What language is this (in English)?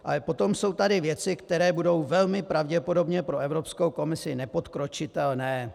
Czech